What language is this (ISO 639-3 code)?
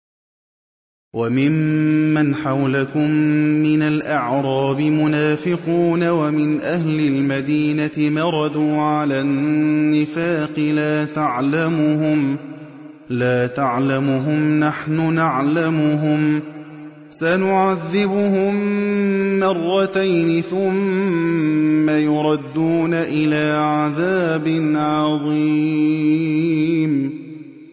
ara